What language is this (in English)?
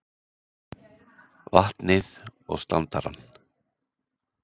Icelandic